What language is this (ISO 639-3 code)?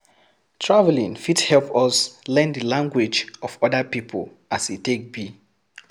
pcm